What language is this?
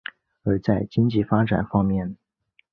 Chinese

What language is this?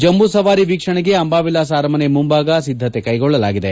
Kannada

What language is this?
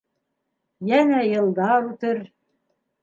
Bashkir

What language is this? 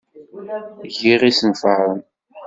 Kabyle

